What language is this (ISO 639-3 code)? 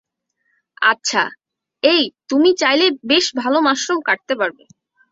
ben